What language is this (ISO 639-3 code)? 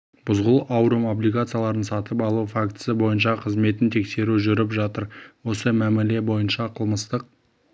kaz